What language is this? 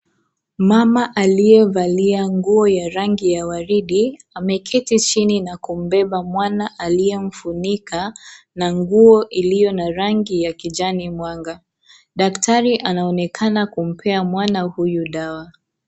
Swahili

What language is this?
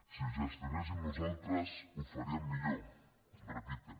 Catalan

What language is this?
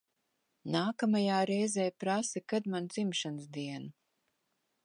Latvian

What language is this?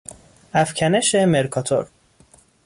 Persian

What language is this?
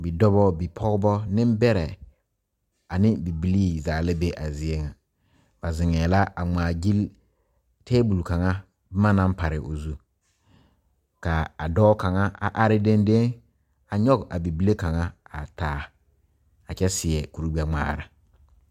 Southern Dagaare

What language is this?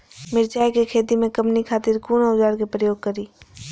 Maithili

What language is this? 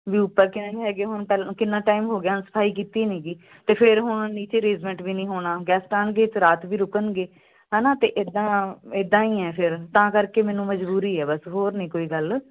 Punjabi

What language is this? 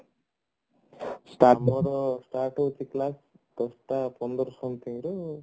Odia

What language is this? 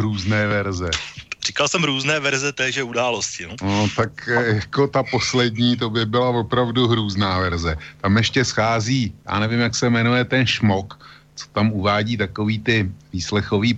Czech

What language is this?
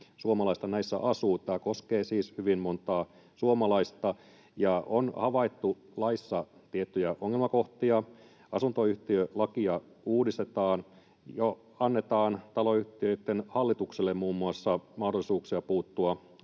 Finnish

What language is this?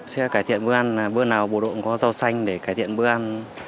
Vietnamese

